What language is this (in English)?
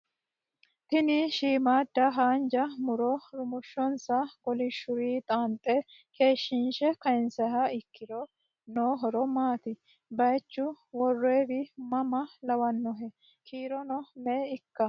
Sidamo